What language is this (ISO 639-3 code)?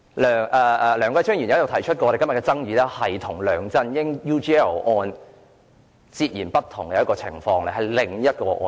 yue